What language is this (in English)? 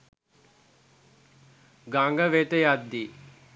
Sinhala